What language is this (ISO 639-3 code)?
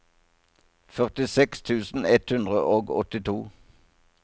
nor